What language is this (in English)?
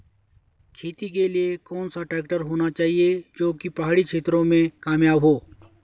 Hindi